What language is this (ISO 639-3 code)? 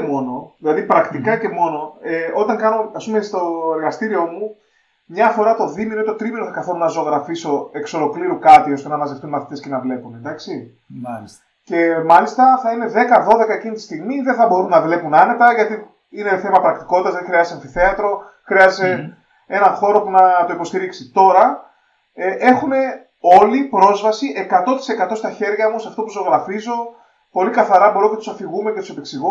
ell